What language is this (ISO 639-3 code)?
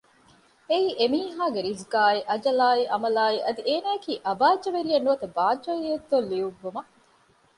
div